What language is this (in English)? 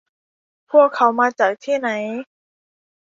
Thai